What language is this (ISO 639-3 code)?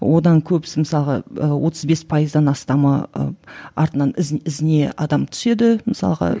kaz